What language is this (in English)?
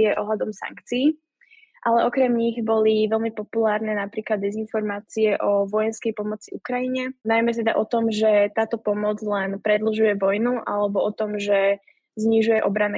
Slovak